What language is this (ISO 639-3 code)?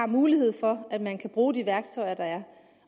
dan